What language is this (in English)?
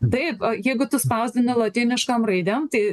Lithuanian